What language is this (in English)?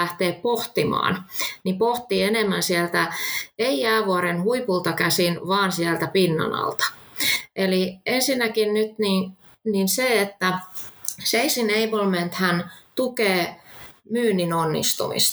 Finnish